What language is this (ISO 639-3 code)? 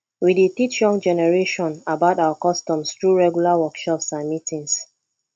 pcm